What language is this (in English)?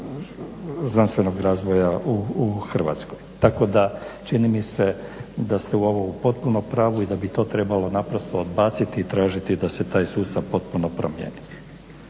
Croatian